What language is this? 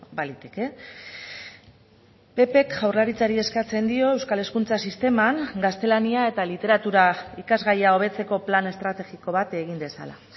Basque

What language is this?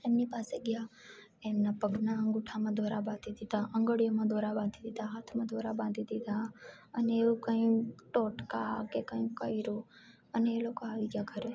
Gujarati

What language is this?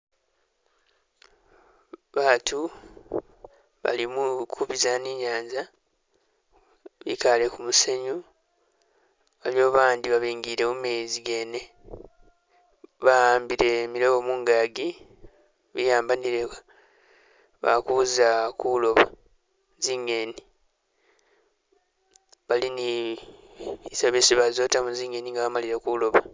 Masaaba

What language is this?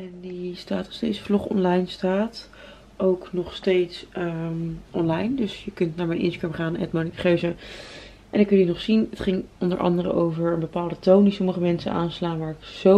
Dutch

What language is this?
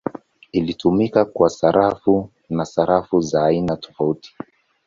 Swahili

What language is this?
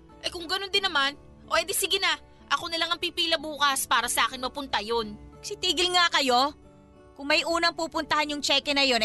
Filipino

